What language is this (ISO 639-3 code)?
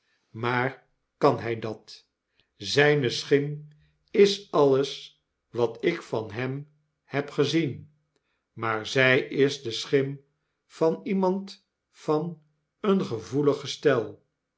nld